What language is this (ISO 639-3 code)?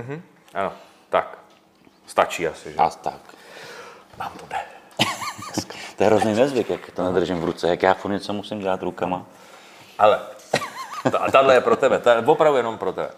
ces